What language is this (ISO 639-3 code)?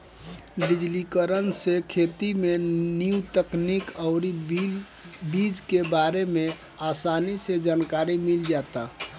bho